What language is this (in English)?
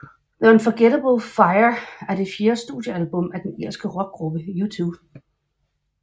Danish